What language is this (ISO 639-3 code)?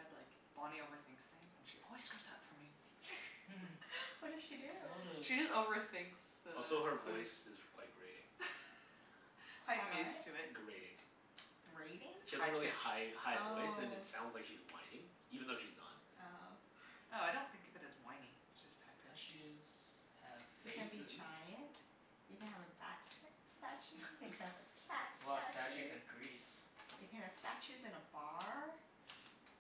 eng